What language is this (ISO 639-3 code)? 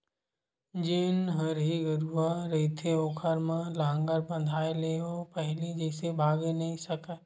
hne